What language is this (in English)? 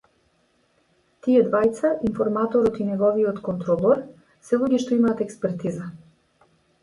Macedonian